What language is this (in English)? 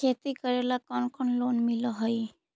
Magahi